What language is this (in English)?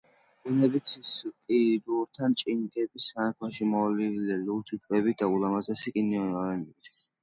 Georgian